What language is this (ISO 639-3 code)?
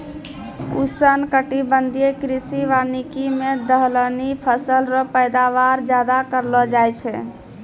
mai